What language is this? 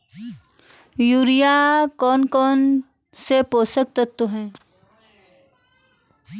Hindi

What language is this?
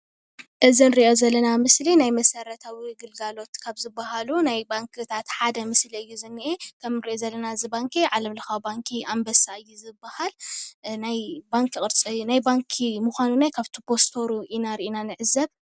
Tigrinya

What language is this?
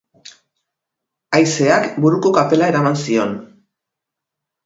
Basque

